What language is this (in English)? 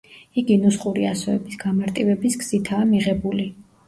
Georgian